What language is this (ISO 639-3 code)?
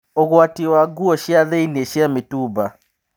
kik